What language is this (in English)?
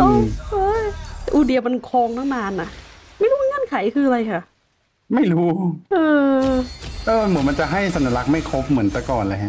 Thai